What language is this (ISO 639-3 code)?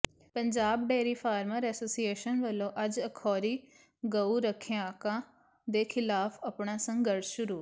pan